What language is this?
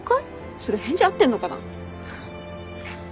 Japanese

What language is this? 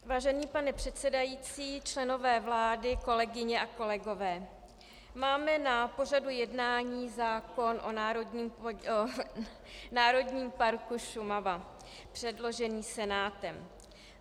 Czech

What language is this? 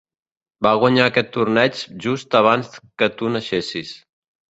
Catalan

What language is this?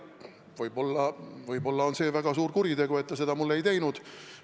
Estonian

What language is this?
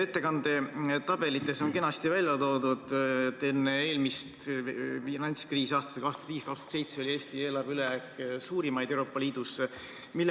Estonian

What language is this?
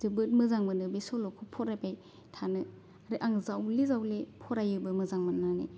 Bodo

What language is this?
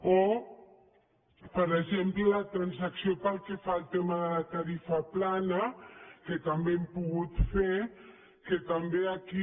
Catalan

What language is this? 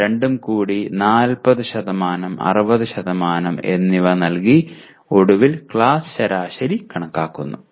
Malayalam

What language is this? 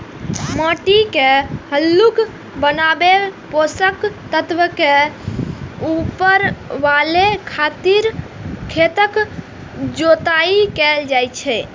Maithili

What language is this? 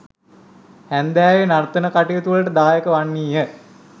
Sinhala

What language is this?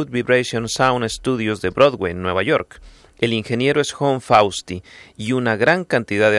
Spanish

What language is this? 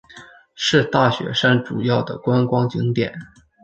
Chinese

